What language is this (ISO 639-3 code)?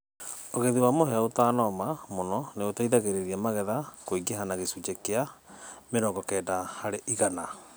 kik